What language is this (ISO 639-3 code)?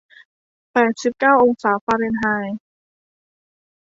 tha